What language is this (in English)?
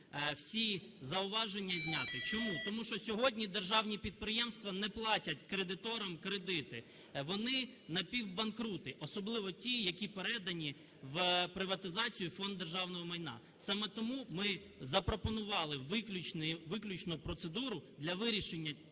Ukrainian